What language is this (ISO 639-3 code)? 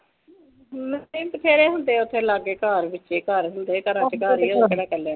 pan